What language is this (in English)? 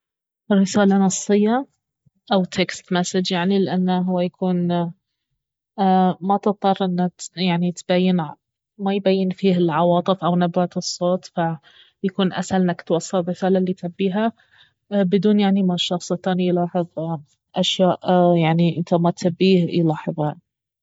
Baharna Arabic